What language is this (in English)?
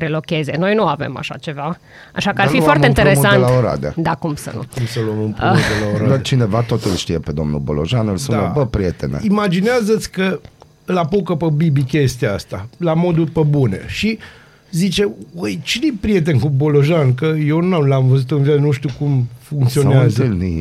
Romanian